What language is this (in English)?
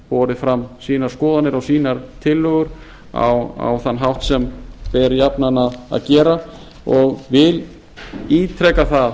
Icelandic